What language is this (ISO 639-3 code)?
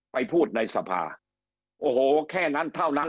tha